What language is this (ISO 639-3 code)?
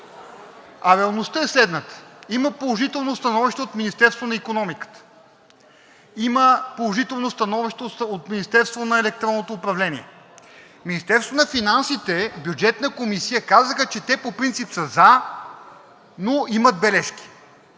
bul